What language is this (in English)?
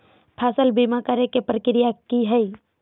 Magahi